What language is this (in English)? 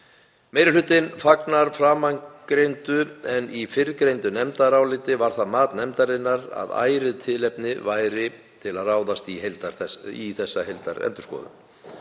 Icelandic